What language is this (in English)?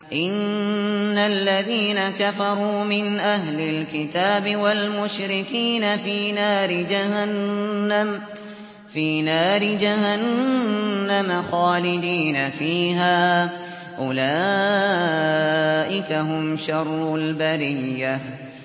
Arabic